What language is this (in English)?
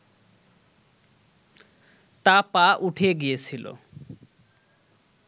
Bangla